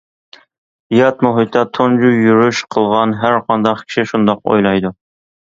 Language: Uyghur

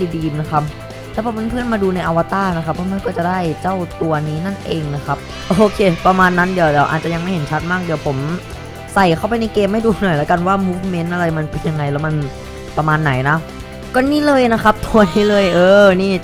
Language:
Thai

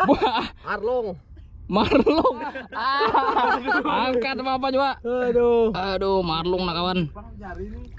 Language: Indonesian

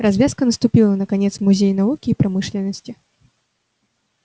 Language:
Russian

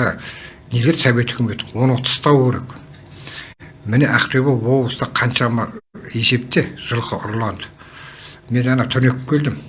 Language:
Turkish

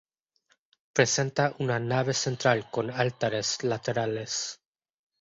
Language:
Spanish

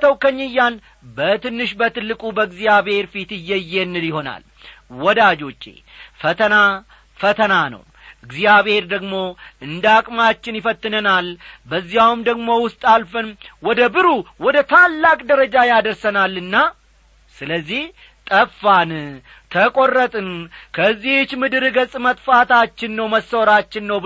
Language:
Amharic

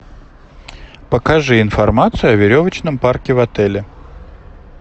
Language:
Russian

